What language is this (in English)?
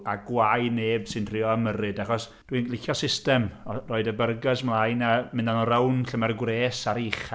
Welsh